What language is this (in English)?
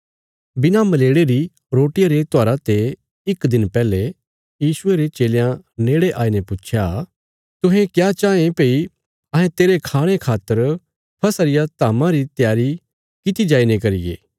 Bilaspuri